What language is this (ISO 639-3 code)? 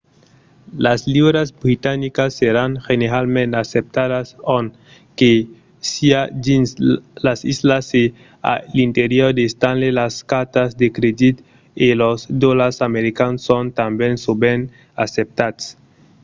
oci